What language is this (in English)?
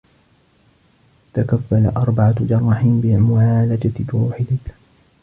Arabic